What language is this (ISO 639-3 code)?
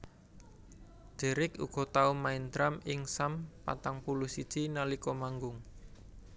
jav